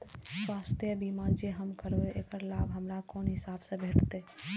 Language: Maithili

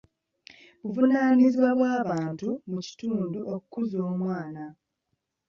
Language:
Ganda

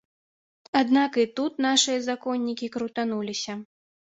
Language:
Belarusian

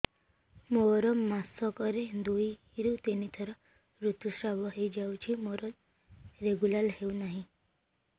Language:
Odia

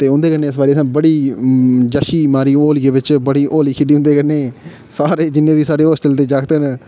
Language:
Dogri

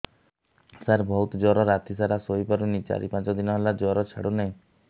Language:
Odia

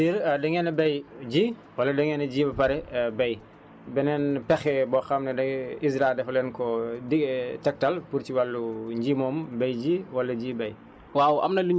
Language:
Wolof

